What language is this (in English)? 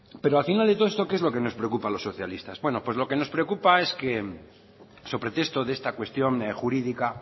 Spanish